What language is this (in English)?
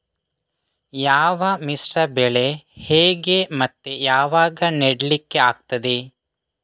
Kannada